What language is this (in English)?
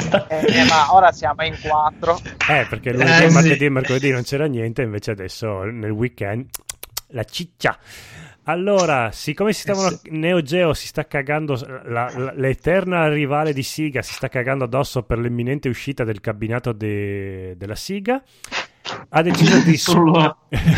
Italian